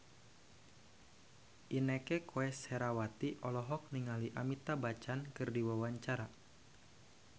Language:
Sundanese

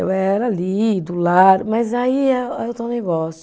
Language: Portuguese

